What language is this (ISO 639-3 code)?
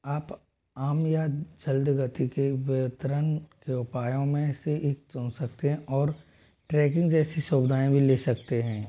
hin